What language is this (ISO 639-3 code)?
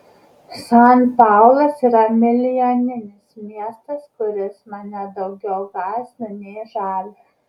lit